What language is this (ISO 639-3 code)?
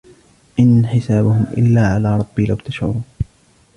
ara